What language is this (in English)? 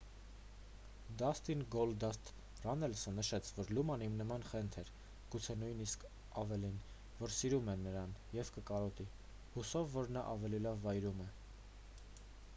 Armenian